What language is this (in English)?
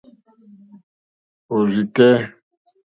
Mokpwe